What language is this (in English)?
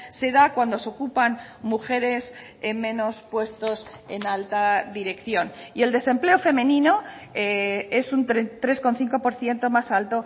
Spanish